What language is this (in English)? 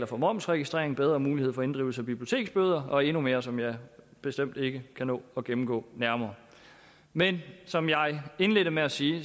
Danish